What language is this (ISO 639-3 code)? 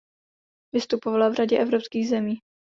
ces